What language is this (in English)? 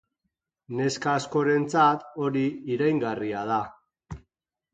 Basque